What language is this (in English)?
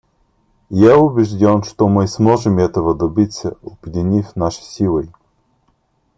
Russian